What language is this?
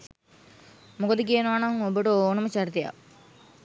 Sinhala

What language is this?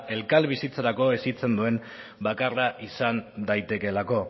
Basque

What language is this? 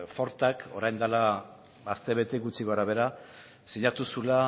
Basque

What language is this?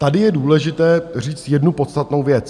Czech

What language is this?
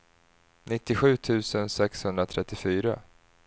Swedish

